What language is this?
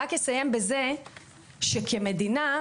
Hebrew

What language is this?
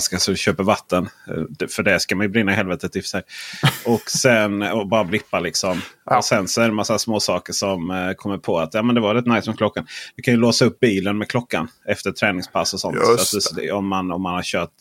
Swedish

